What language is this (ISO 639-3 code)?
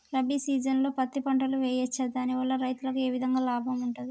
tel